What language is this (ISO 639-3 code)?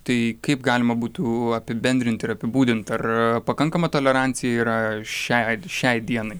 lit